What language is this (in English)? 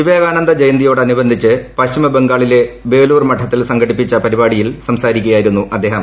Malayalam